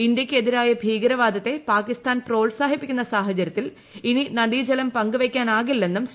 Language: Malayalam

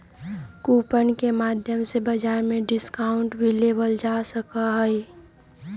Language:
Magahi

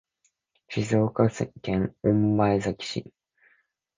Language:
Japanese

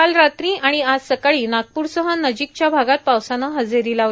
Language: Marathi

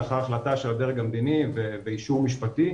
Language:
Hebrew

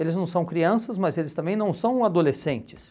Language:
Portuguese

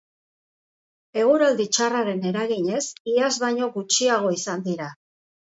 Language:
Basque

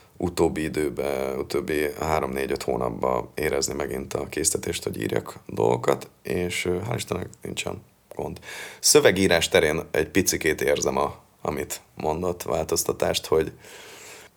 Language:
Hungarian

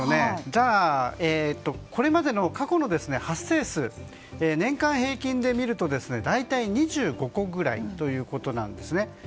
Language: Japanese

